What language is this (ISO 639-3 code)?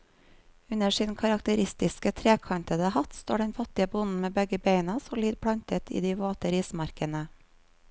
nor